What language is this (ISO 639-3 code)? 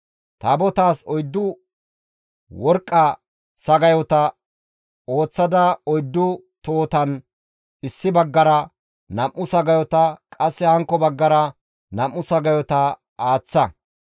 gmv